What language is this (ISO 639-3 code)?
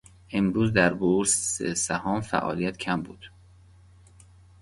fas